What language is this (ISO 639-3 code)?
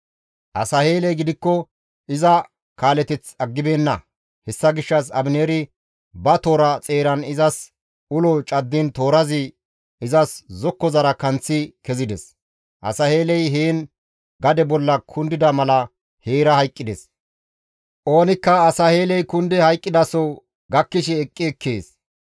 gmv